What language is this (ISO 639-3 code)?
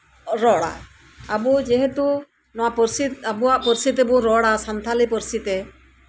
sat